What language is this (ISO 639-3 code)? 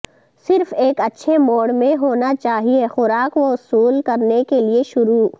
urd